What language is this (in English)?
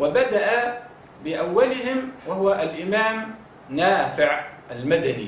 Arabic